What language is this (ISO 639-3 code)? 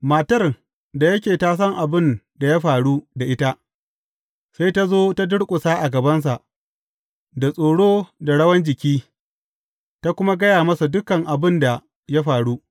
hau